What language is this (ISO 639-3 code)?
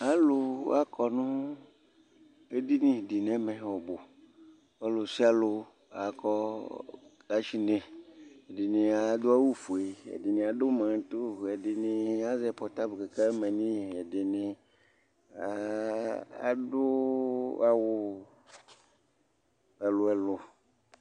kpo